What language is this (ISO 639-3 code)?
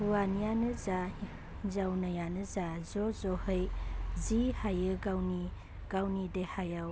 brx